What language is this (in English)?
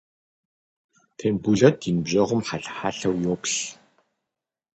Kabardian